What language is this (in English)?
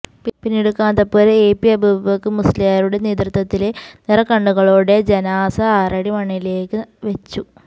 Malayalam